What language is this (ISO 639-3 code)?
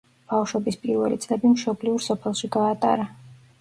kat